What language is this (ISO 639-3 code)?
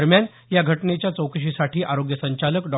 mar